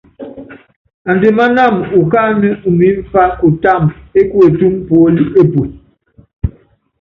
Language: Yangben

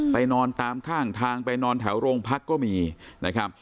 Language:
Thai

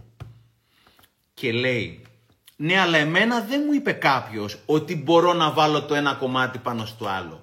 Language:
Greek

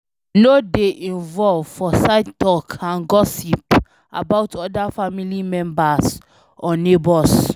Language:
Nigerian Pidgin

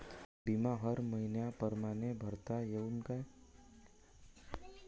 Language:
Marathi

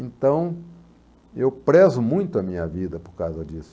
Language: Portuguese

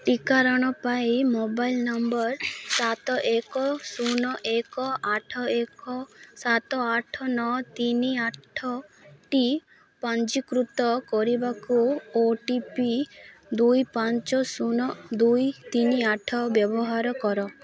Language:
Odia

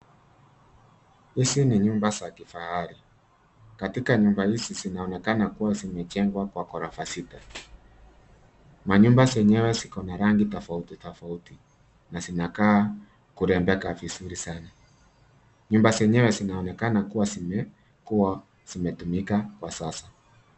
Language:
Swahili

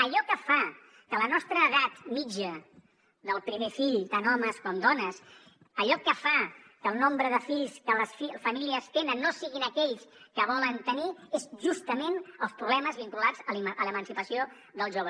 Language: Catalan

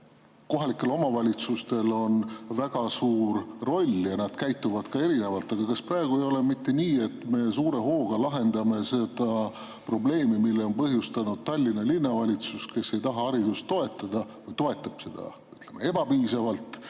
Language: Estonian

